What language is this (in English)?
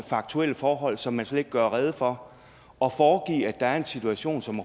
Danish